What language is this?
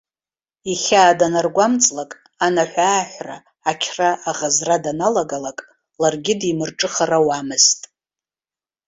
Abkhazian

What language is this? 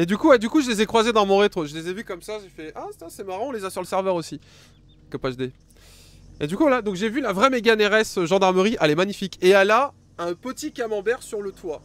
French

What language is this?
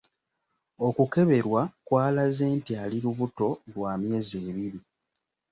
Ganda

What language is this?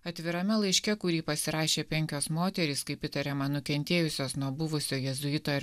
Lithuanian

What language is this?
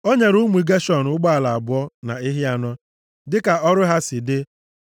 Igbo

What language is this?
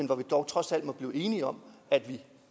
Danish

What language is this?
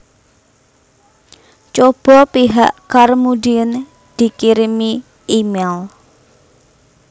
Javanese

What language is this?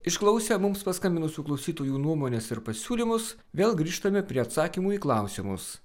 Lithuanian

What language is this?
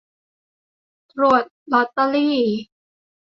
Thai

